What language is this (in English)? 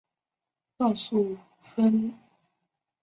Chinese